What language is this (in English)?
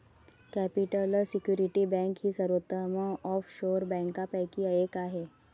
Marathi